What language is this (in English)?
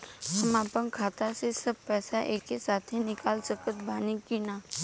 Bhojpuri